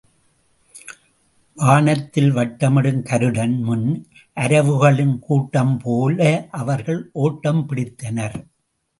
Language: Tamil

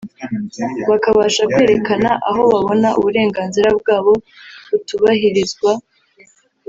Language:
Kinyarwanda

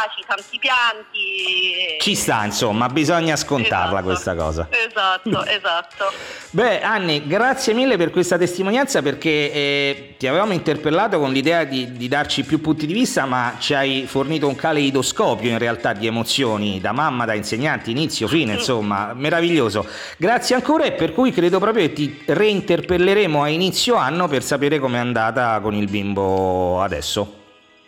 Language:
Italian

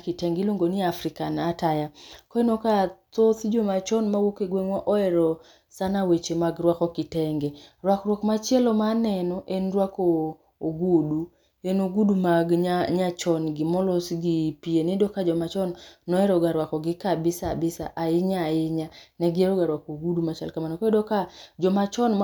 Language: Luo (Kenya and Tanzania)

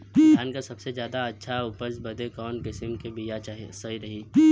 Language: Bhojpuri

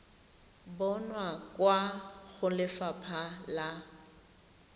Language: Tswana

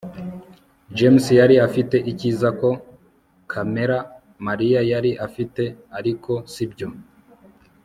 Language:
Kinyarwanda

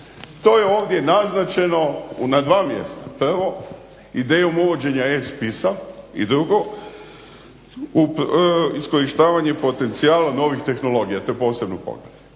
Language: Croatian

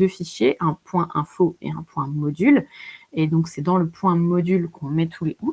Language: French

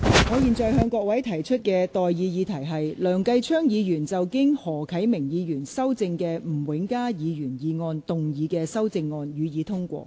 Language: Cantonese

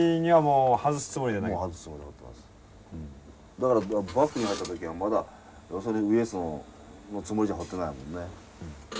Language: Japanese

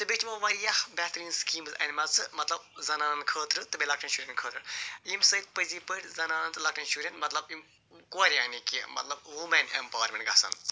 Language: Kashmiri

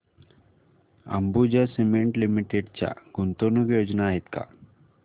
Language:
Marathi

